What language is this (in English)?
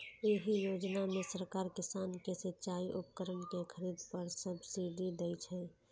Maithili